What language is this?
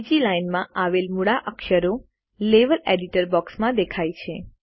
Gujarati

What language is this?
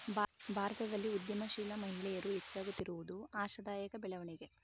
Kannada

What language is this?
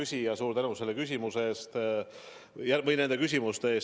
Estonian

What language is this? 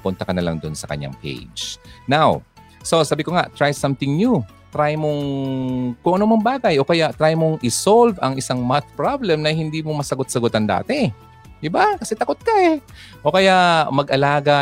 Filipino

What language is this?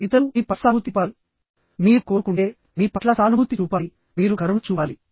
Telugu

